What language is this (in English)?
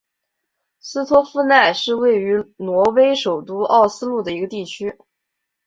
Chinese